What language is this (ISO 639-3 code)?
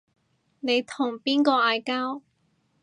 yue